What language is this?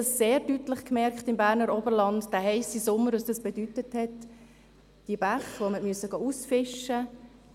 Swiss German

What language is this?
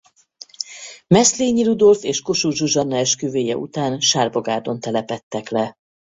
Hungarian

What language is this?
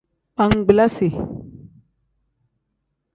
Tem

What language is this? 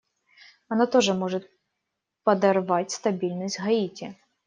Russian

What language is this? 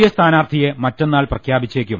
Malayalam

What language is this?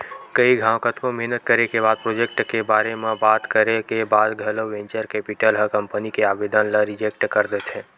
Chhattisgarhi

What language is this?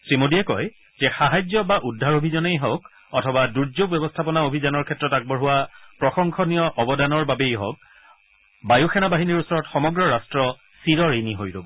Assamese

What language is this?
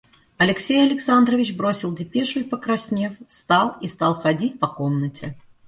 Russian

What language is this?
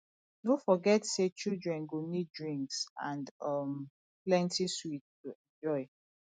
Nigerian Pidgin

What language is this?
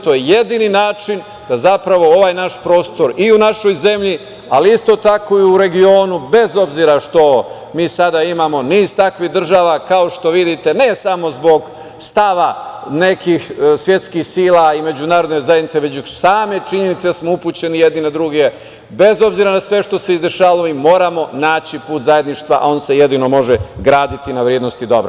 Serbian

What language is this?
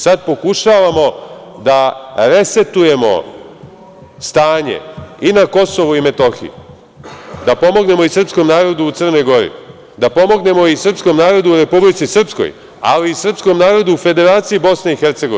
Serbian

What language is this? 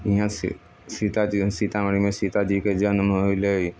Maithili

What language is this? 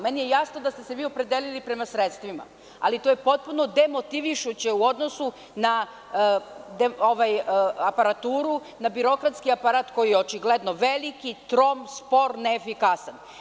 Serbian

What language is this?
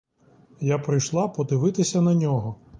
Ukrainian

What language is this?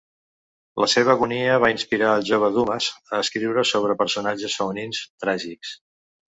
Catalan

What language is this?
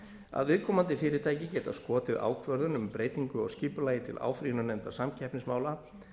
Icelandic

